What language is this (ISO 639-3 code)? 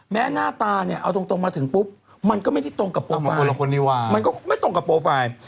tha